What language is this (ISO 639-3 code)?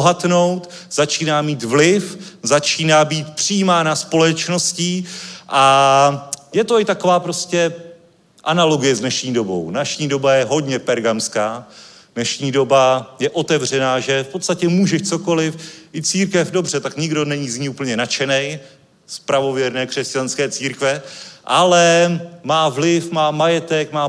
ces